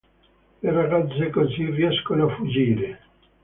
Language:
Italian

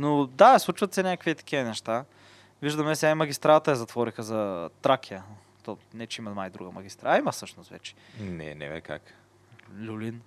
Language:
Bulgarian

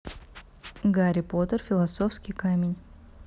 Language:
Russian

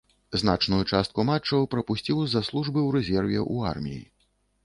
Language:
Belarusian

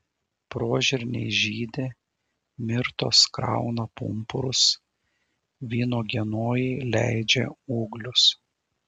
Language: Lithuanian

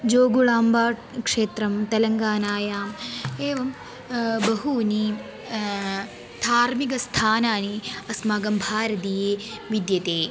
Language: Sanskrit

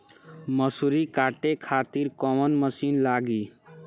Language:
Bhojpuri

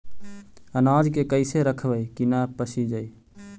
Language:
Magahi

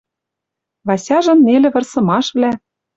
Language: Western Mari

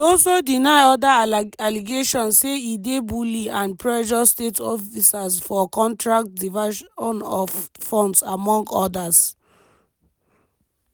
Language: Nigerian Pidgin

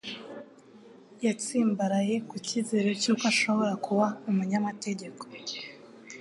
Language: Kinyarwanda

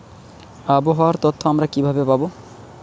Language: Bangla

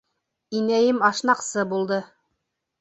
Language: Bashkir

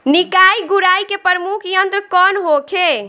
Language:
Bhojpuri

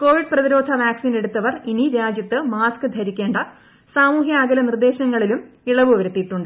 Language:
Malayalam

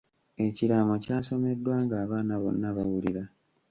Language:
Ganda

